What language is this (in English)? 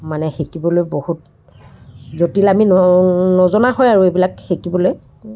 Assamese